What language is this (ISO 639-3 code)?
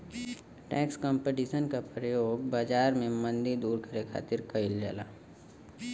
bho